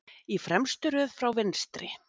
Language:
Icelandic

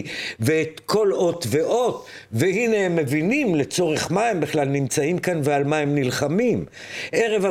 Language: Hebrew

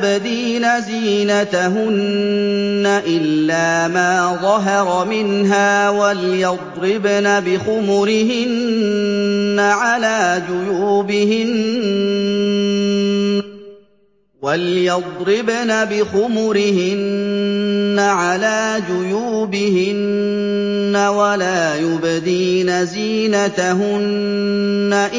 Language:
Arabic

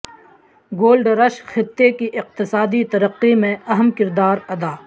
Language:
Urdu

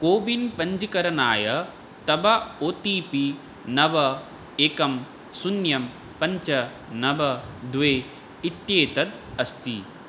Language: Sanskrit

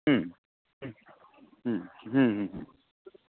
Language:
Bangla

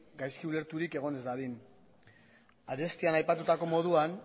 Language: Basque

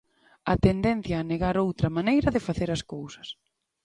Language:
Galician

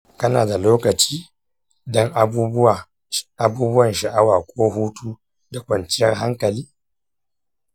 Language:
Hausa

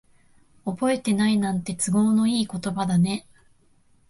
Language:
Japanese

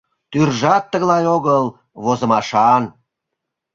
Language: Mari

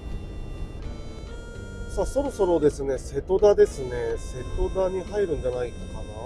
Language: Japanese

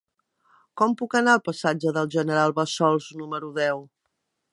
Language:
Catalan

